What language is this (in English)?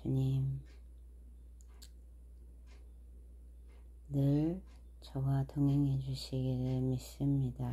Korean